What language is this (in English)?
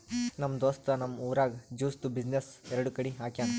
Kannada